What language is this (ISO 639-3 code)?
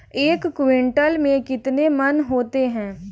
hin